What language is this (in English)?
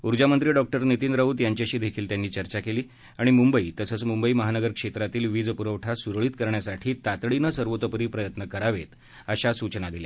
Marathi